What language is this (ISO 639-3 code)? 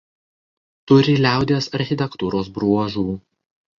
lit